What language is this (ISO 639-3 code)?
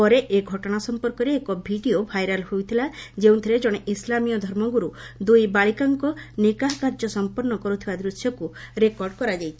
ori